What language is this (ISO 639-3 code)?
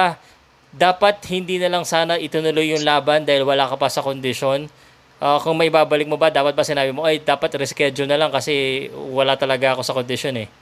fil